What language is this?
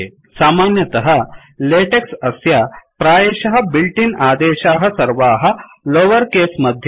Sanskrit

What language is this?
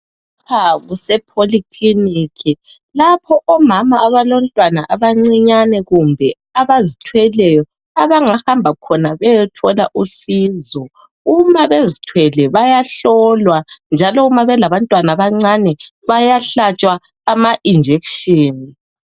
North Ndebele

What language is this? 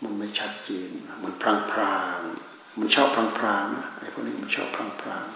Thai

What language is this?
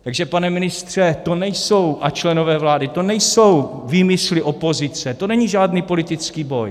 Czech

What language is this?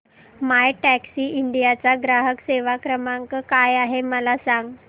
Marathi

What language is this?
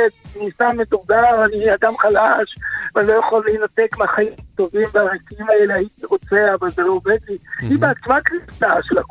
Hebrew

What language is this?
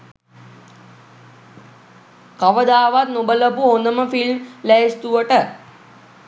Sinhala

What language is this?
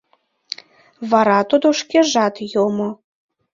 Mari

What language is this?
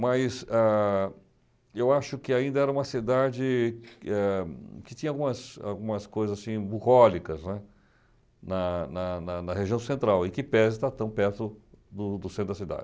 Portuguese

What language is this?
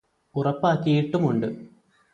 Malayalam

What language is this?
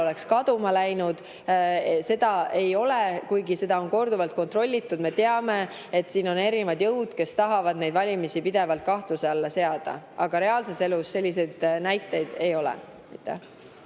Estonian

